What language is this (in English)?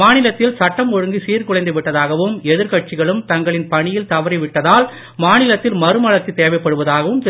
Tamil